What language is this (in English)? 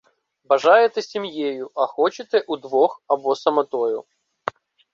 Ukrainian